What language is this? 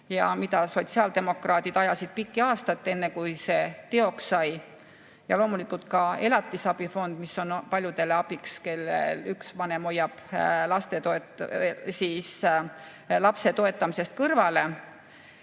Estonian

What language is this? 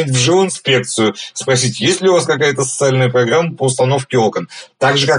Russian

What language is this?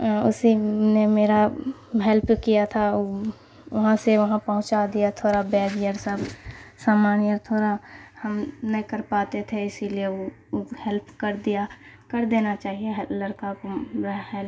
Urdu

